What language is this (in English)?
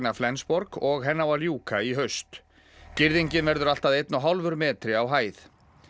Icelandic